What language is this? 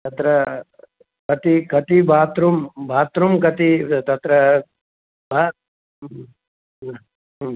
Sanskrit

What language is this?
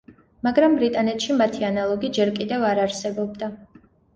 Georgian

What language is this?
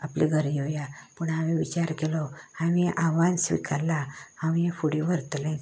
Konkani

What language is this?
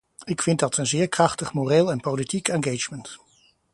Dutch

